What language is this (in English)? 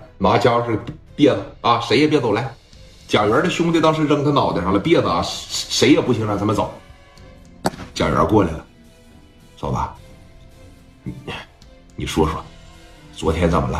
Chinese